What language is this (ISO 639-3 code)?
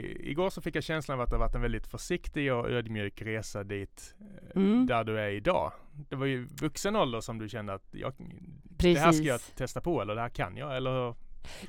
swe